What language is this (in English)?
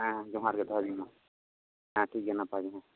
Santali